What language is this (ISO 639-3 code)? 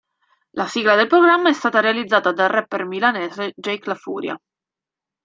ita